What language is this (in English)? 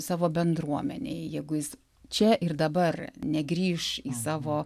Lithuanian